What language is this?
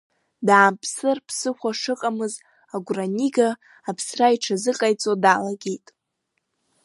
Abkhazian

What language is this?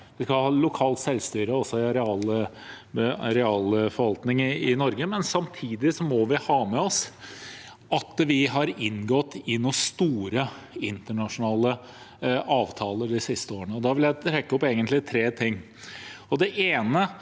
Norwegian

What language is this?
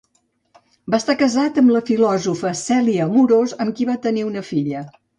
Catalan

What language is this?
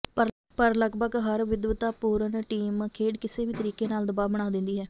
Punjabi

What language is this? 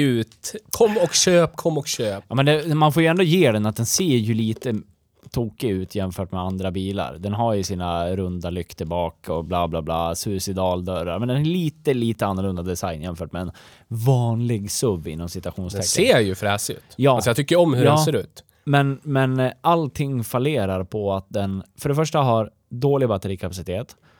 Swedish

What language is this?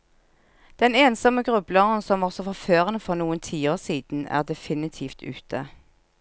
Norwegian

